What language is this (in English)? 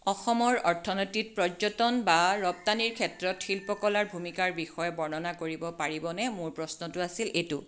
Assamese